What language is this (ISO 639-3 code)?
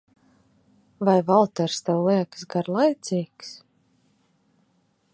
lav